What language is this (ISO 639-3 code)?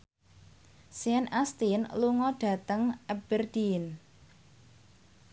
jav